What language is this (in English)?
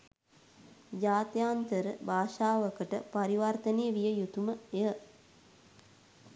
Sinhala